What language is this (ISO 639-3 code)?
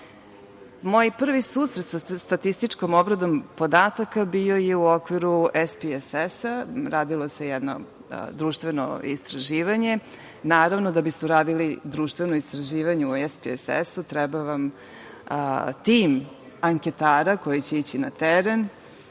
srp